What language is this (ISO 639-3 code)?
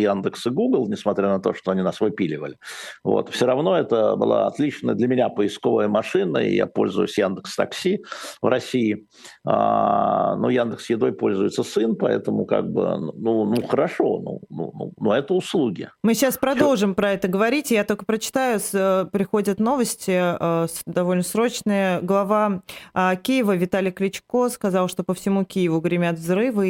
rus